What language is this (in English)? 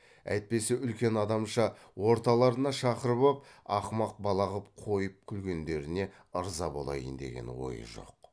Kazakh